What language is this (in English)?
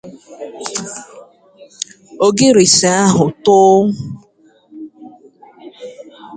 Igbo